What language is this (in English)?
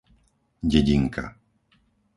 Slovak